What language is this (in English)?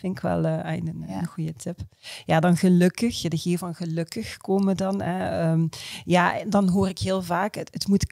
Dutch